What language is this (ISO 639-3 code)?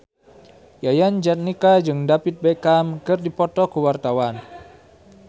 sun